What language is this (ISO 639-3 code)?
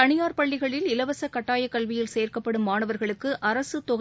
tam